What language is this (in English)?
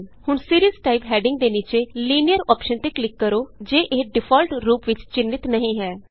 Punjabi